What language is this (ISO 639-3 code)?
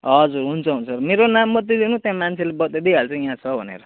nep